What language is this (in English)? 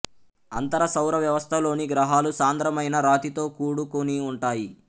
Telugu